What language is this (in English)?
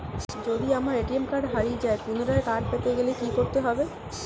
Bangla